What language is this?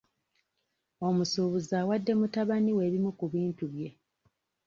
Ganda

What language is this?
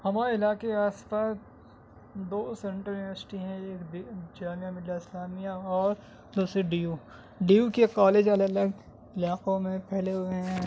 Urdu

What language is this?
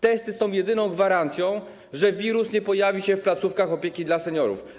Polish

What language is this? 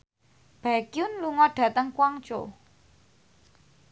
Javanese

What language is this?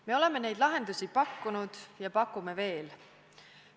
Estonian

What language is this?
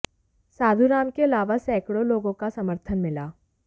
Hindi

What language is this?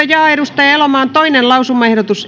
Finnish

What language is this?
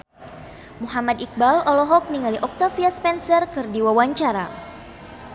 Sundanese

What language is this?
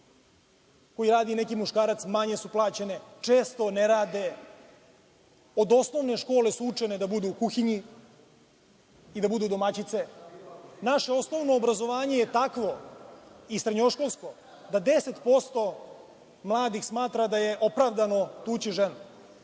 Serbian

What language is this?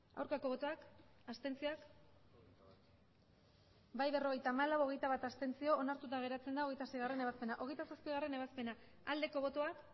Basque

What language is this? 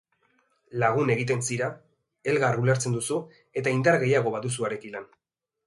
Basque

